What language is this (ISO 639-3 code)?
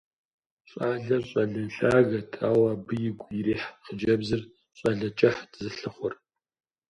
kbd